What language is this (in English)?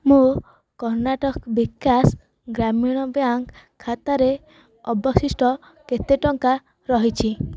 Odia